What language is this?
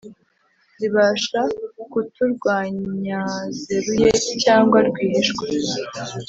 Kinyarwanda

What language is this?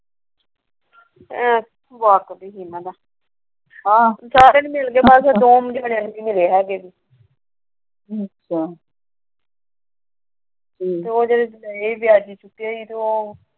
Punjabi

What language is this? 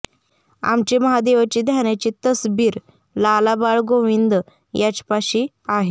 Marathi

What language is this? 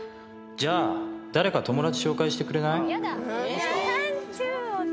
Japanese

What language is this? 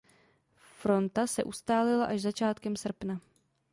Czech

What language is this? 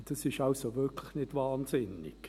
Swiss German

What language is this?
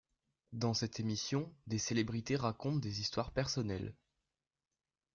French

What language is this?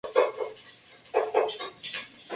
Spanish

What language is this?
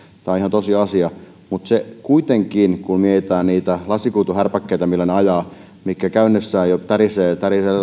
Finnish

